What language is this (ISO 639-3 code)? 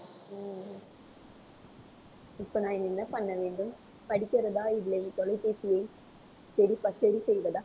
tam